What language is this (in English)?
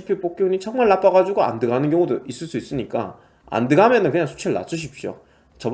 Korean